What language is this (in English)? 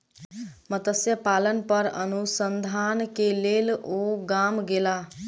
Maithili